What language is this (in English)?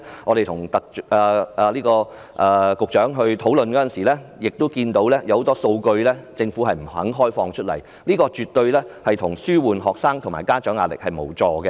Cantonese